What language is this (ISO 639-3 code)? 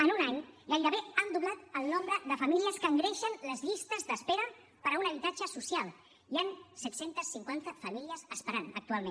cat